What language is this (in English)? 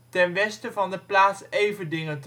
Dutch